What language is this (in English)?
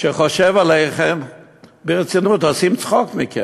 Hebrew